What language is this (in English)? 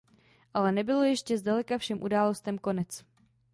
Czech